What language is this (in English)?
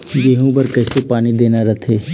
Chhattisgarhi